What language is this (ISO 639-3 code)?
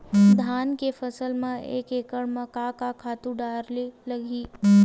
hne